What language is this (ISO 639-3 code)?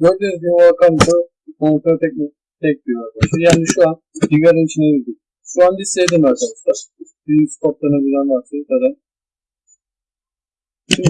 tur